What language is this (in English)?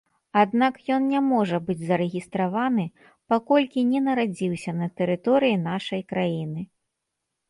Belarusian